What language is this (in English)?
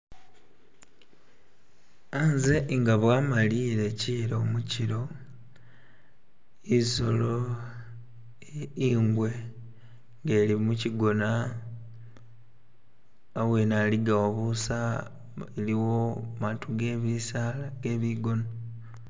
Masaaba